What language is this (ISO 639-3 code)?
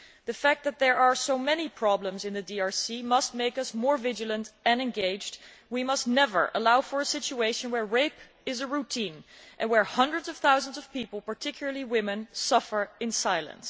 eng